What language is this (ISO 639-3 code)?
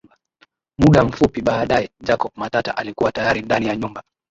swa